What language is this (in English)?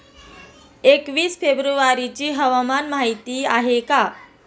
Marathi